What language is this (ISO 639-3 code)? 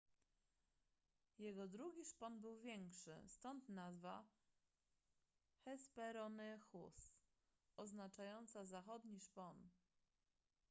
pol